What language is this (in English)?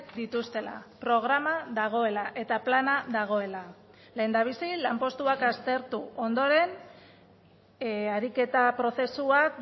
Basque